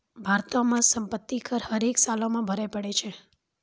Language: Maithili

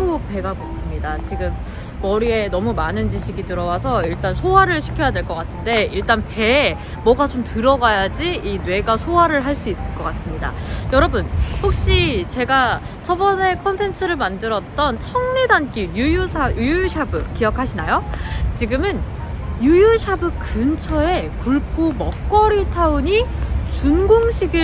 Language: Korean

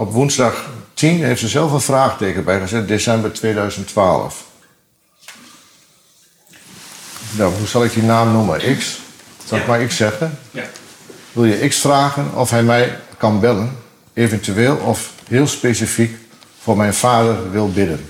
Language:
Dutch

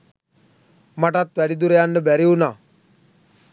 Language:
Sinhala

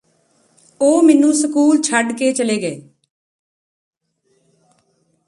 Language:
Punjabi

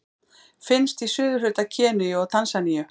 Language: Icelandic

